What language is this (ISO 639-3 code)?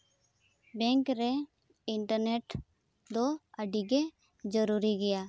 sat